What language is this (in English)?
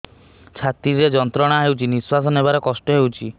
Odia